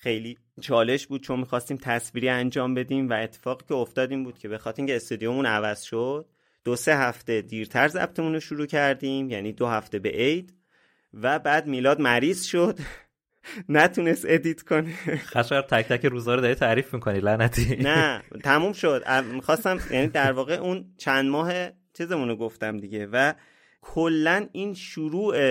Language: Persian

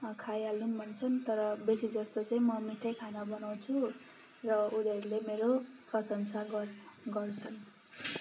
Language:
Nepali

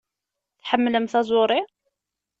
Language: Kabyle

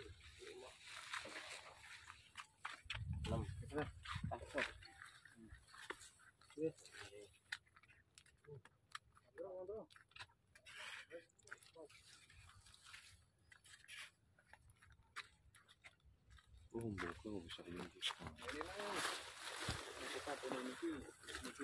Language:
Indonesian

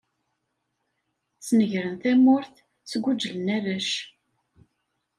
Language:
Kabyle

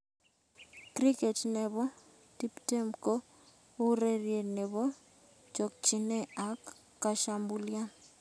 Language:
Kalenjin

